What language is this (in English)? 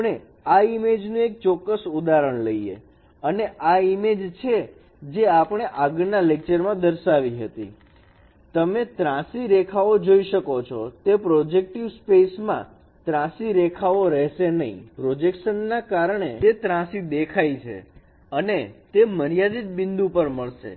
Gujarati